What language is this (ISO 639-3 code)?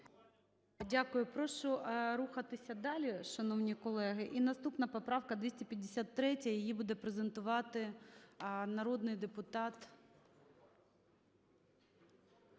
ukr